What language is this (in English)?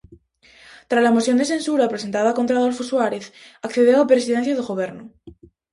Galician